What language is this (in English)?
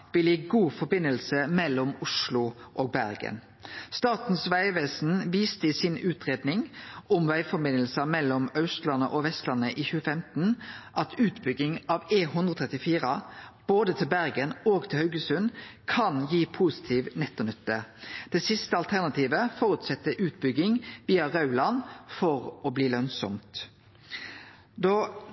Norwegian Nynorsk